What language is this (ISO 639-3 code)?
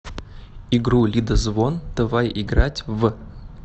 rus